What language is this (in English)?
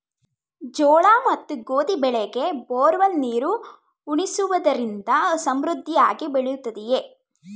Kannada